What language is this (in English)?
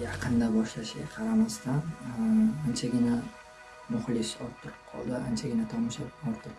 Turkish